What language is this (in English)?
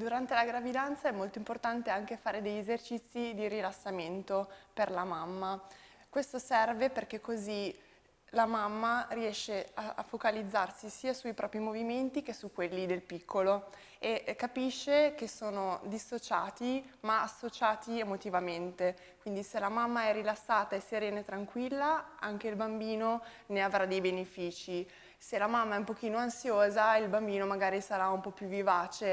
Italian